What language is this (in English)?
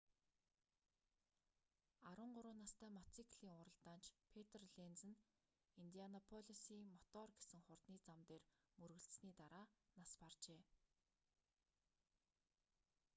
Mongolian